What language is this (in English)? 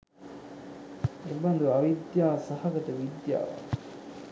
Sinhala